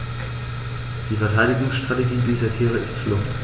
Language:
German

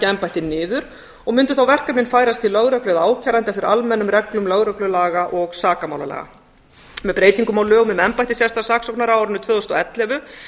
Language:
Icelandic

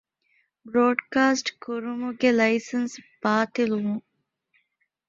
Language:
Divehi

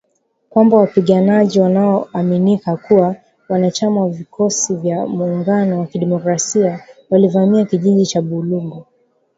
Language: Swahili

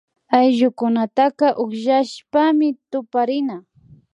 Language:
Imbabura Highland Quichua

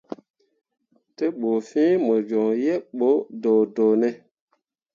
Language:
Mundang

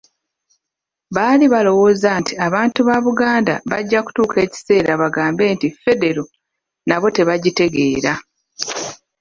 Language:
Ganda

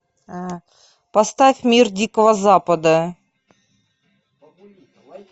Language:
Russian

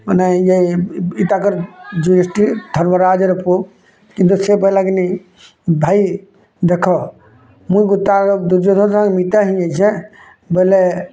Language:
Odia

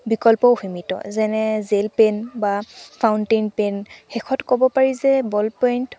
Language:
Assamese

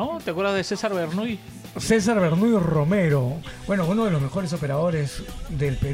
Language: Spanish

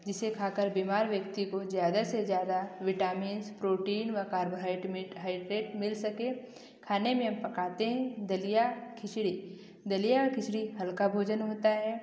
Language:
Hindi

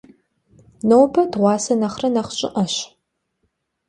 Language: Kabardian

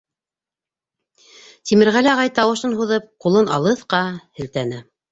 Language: Bashkir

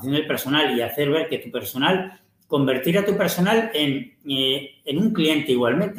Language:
Spanish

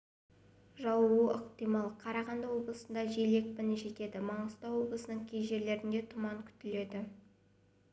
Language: Kazakh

